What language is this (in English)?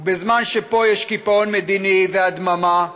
Hebrew